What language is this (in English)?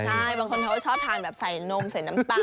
Thai